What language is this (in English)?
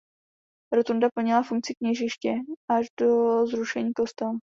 Czech